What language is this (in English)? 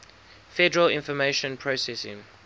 English